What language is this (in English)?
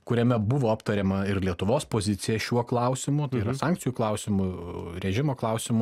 Lithuanian